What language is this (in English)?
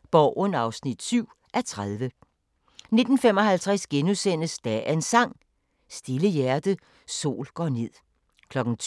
Danish